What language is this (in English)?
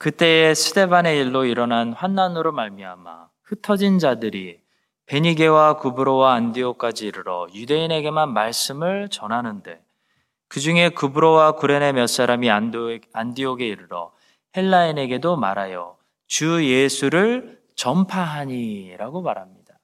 Korean